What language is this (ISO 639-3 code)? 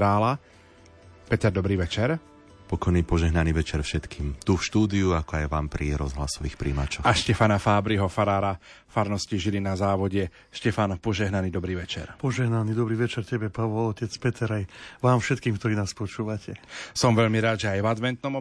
slk